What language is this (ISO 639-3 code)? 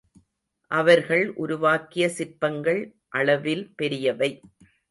tam